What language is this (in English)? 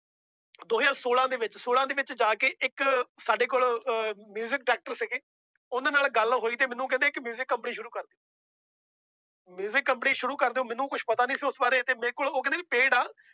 Punjabi